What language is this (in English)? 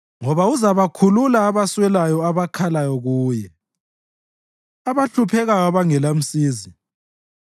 North Ndebele